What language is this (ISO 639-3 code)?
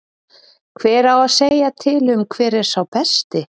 isl